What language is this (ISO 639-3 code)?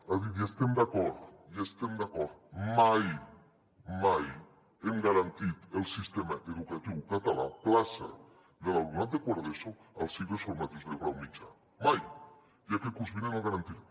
cat